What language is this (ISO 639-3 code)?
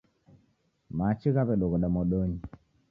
dav